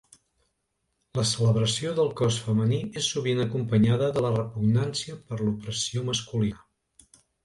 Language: Catalan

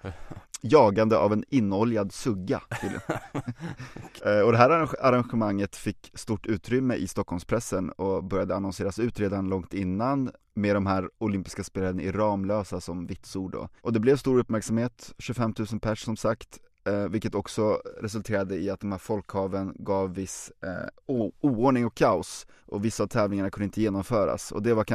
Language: Swedish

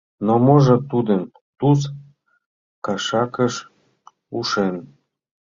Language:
Mari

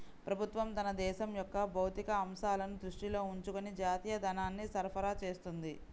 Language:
Telugu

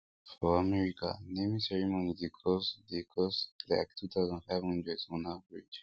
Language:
Nigerian Pidgin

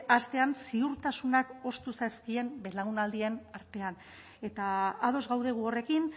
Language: Basque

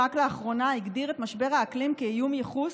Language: Hebrew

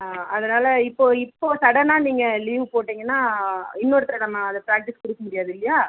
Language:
Tamil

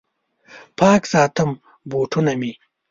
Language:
Pashto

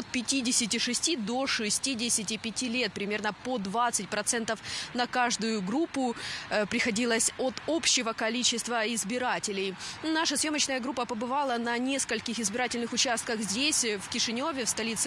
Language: Russian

